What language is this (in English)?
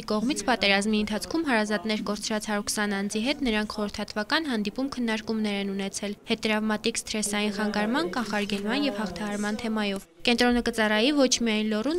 Romanian